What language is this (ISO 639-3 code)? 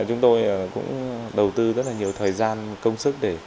vie